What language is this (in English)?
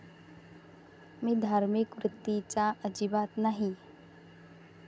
Marathi